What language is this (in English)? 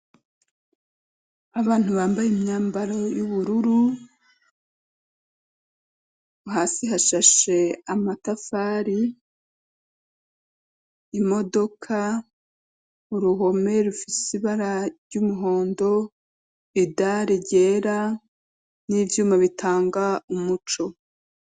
Rundi